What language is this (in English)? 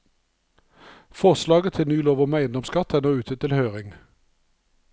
Norwegian